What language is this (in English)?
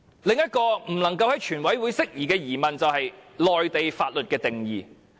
Cantonese